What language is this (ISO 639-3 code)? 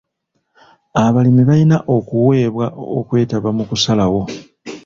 lug